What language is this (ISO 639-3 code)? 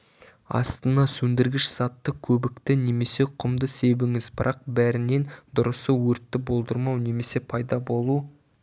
kaz